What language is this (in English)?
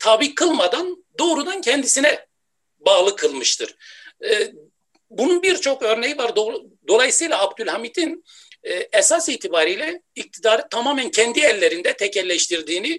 Turkish